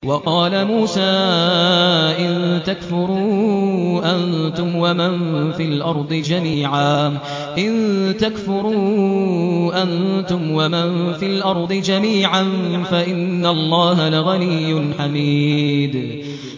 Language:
Arabic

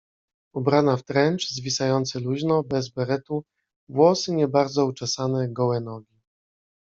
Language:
Polish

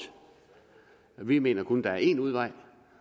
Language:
Danish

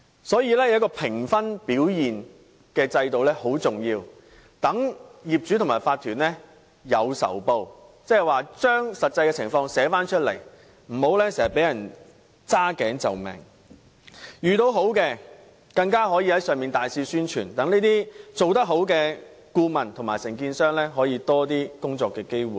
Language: Cantonese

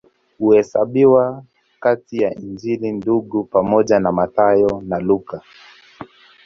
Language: Swahili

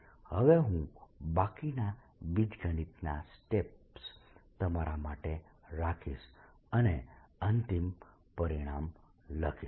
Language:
Gujarati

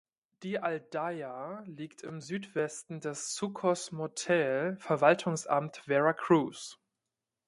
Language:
German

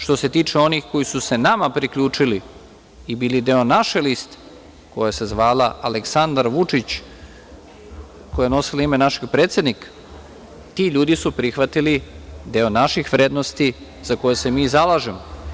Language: Serbian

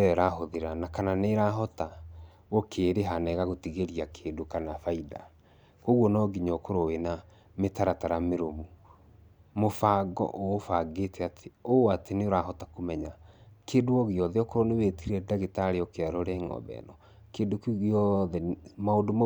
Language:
Kikuyu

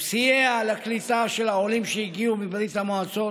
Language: Hebrew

